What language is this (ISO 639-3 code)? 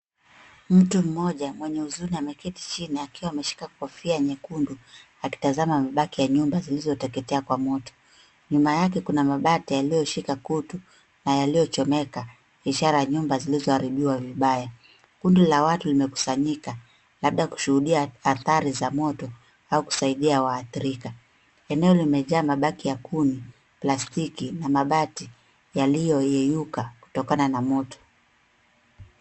swa